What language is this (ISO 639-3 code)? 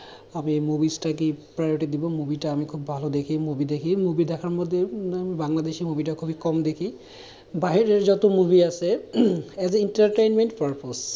ben